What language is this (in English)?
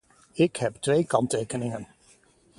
Dutch